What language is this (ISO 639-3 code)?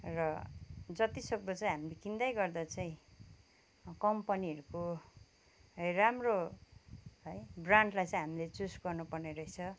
nep